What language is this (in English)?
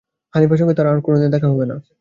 Bangla